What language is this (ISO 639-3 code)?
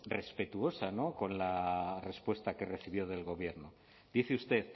spa